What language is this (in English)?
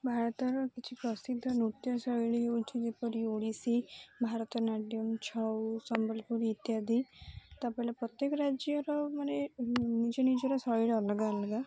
Odia